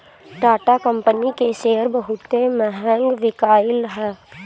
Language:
Bhojpuri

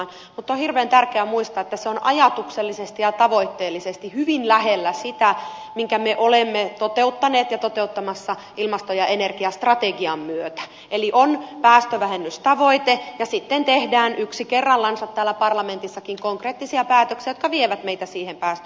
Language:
Finnish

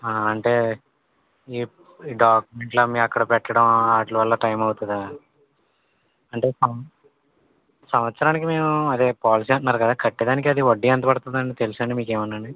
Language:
Telugu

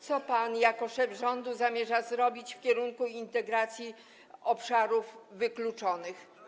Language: Polish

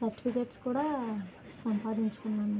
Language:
Telugu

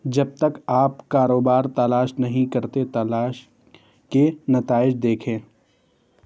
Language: Urdu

